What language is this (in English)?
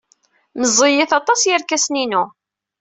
Kabyle